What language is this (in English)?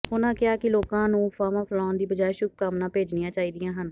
Punjabi